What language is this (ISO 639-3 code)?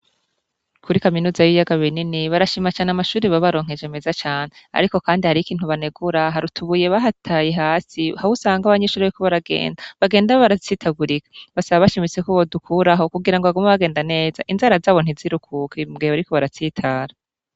run